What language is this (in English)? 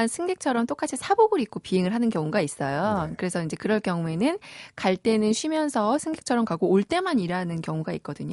Korean